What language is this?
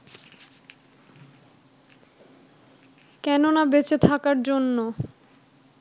Bangla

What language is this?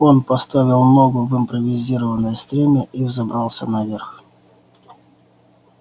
Russian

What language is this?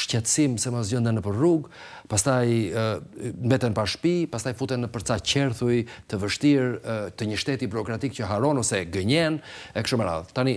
Romanian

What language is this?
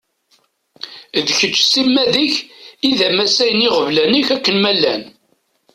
Kabyle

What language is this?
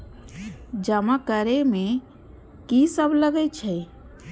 Maithili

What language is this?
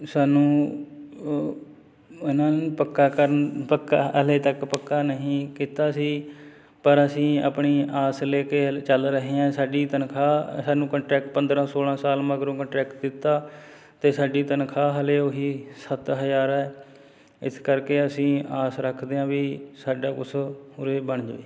Punjabi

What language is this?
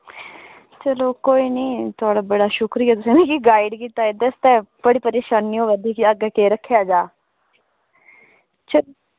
Dogri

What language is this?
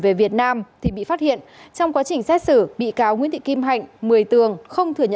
Vietnamese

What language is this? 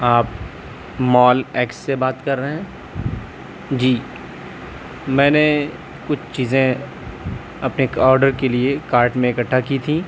Urdu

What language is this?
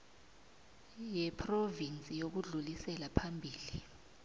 South Ndebele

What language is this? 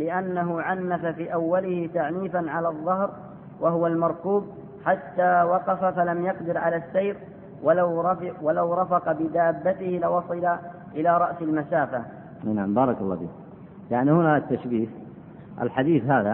Arabic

